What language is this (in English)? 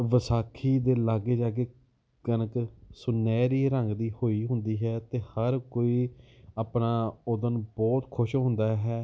Punjabi